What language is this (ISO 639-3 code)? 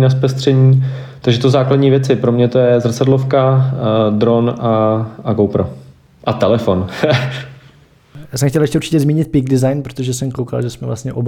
ces